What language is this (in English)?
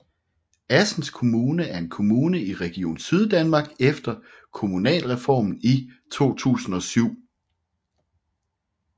Danish